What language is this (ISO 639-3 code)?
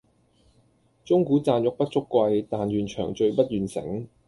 yue